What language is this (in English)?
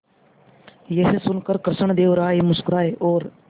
Hindi